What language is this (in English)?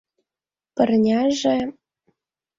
Mari